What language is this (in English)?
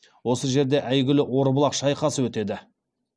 Kazakh